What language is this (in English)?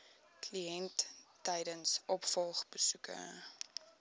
Afrikaans